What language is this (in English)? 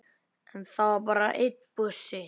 Icelandic